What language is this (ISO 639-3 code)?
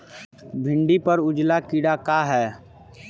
bho